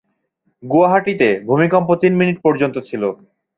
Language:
Bangla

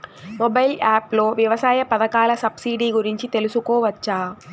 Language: Telugu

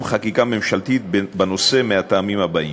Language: Hebrew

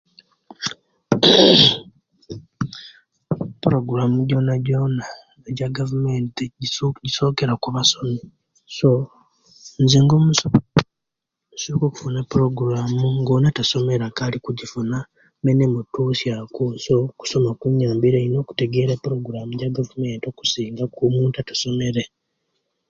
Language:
Kenyi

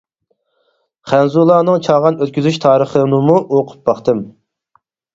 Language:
Uyghur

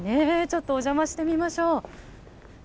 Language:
Japanese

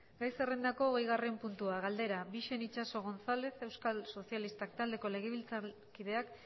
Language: Basque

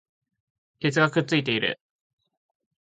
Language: Japanese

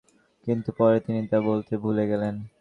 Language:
Bangla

